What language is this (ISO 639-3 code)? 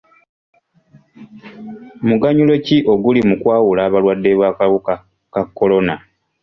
lug